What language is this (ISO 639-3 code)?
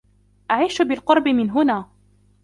ara